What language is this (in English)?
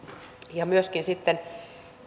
Finnish